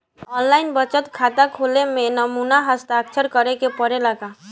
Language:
Bhojpuri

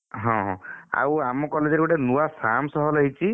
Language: Odia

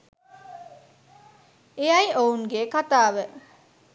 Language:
Sinhala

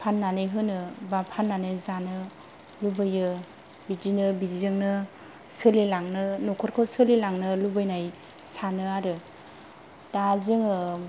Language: Bodo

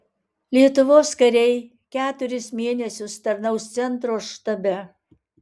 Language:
Lithuanian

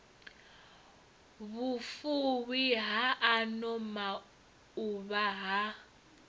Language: Venda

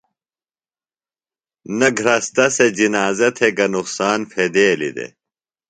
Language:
Phalura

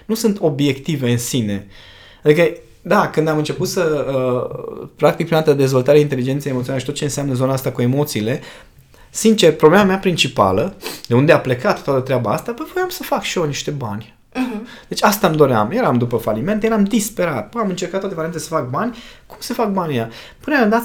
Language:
Romanian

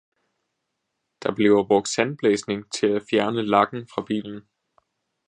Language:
Danish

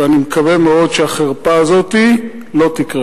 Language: Hebrew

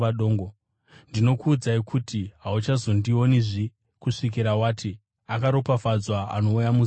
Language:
Shona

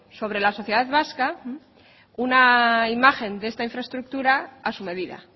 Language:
Spanish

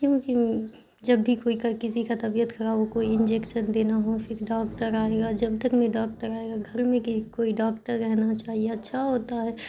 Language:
Urdu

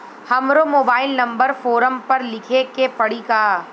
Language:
Bhojpuri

